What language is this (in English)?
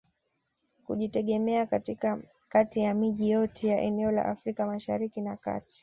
Swahili